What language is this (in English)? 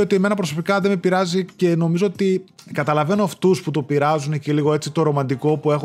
Greek